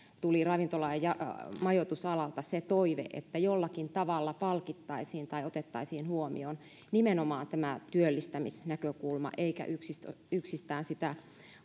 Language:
Finnish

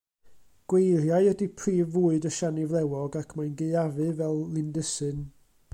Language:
Welsh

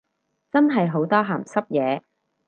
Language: Cantonese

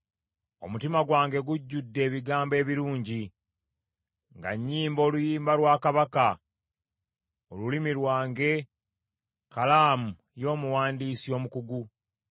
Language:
Ganda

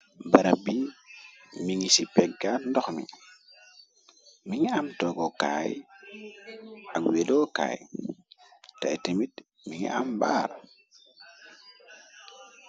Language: Wolof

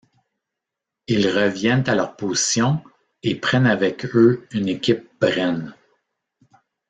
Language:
French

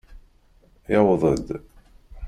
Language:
Kabyle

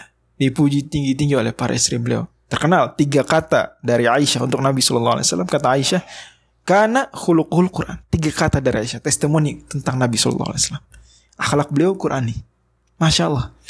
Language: Indonesian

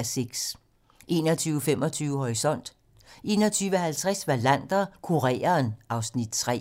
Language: Danish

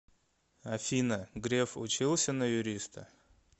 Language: Russian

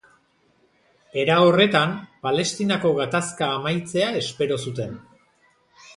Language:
Basque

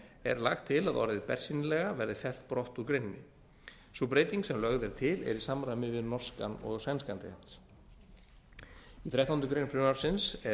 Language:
Icelandic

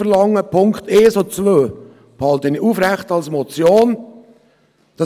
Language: Swiss German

